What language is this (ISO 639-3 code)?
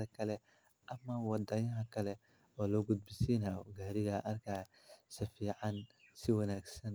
som